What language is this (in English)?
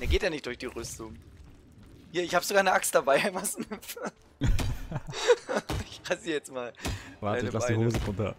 German